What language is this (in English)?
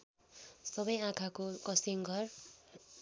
Nepali